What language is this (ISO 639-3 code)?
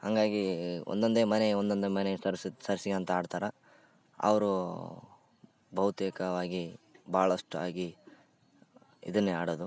kan